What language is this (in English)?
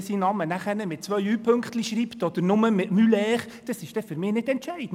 Swiss German